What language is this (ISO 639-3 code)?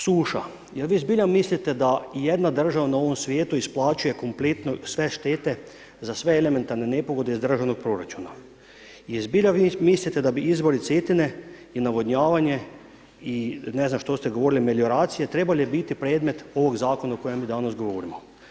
hrv